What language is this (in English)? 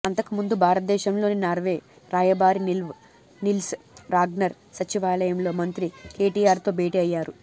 Telugu